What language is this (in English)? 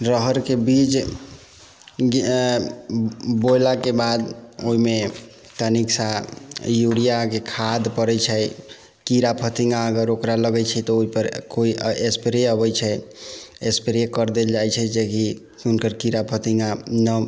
Maithili